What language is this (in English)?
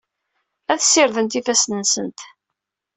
Kabyle